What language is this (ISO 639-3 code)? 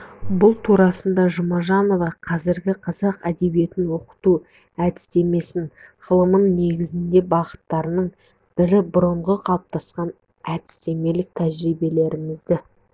kaz